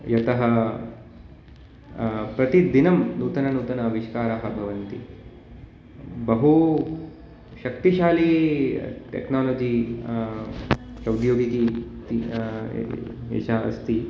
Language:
Sanskrit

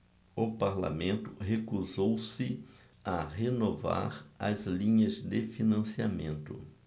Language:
Portuguese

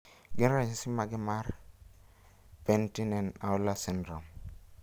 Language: Luo (Kenya and Tanzania)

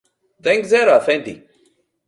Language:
Greek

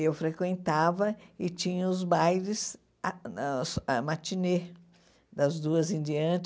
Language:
Portuguese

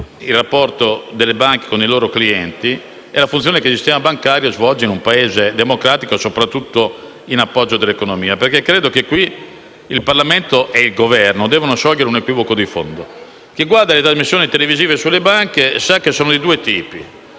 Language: Italian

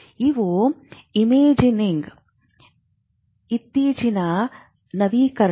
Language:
Kannada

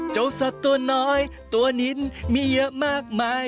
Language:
Thai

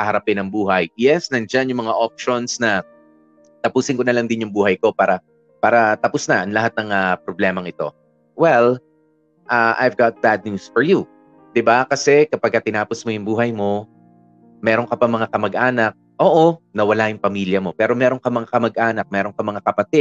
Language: Filipino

